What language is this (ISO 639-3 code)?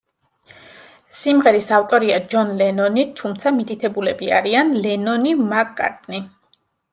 kat